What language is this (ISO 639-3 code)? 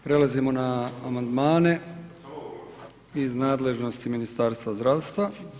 hrv